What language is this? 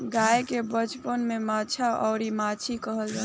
Bhojpuri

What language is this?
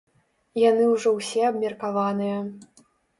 Belarusian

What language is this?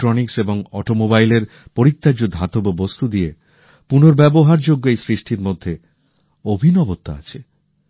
Bangla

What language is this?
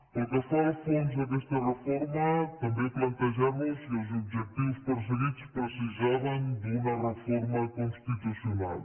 Catalan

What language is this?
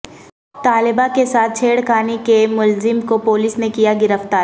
Urdu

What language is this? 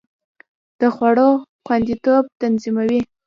Pashto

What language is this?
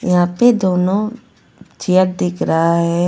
Hindi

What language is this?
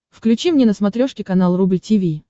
Russian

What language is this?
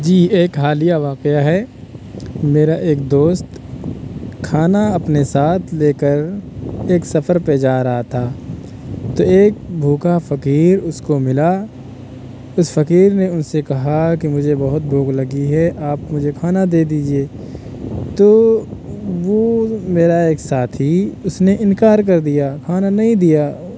Urdu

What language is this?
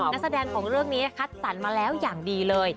Thai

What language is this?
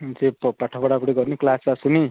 Odia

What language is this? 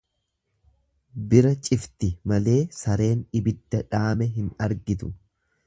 Oromo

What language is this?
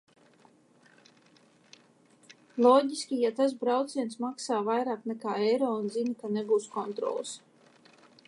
Latvian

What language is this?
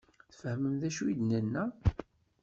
Kabyle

